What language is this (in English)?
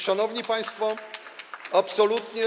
Polish